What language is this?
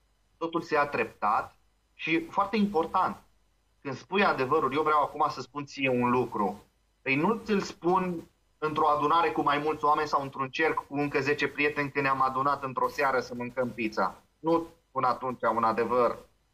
Romanian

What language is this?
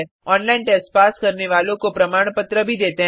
Hindi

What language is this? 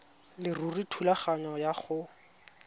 Tswana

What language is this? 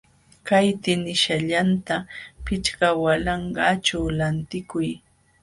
Jauja Wanca Quechua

